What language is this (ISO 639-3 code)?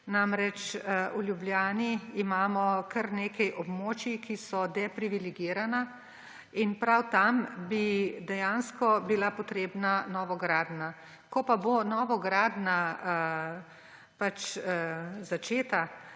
slv